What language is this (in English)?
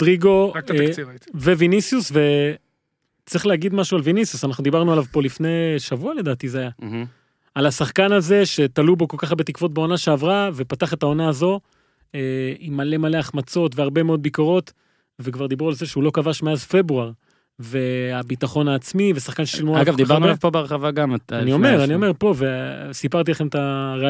Hebrew